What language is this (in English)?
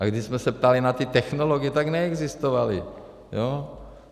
Czech